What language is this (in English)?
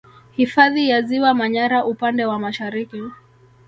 Swahili